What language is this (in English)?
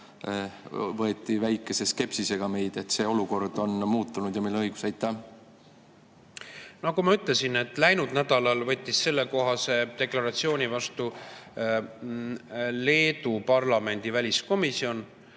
Estonian